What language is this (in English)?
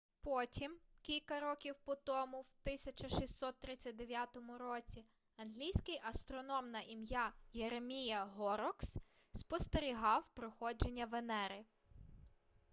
Ukrainian